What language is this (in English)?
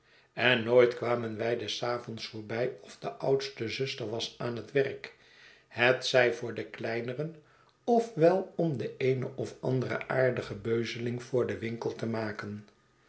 Dutch